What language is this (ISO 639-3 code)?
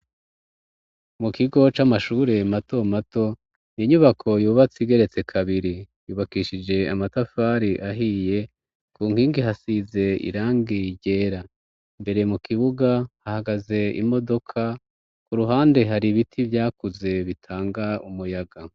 run